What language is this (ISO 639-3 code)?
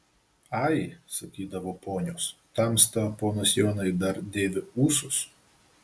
lit